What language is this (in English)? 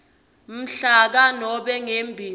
Swati